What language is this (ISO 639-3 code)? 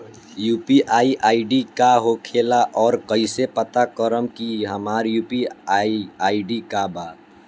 bho